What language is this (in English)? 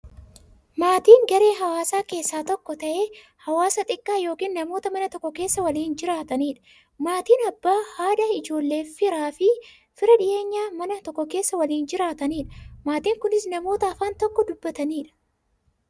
Oromo